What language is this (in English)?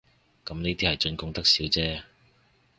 Cantonese